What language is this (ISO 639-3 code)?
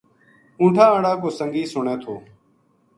gju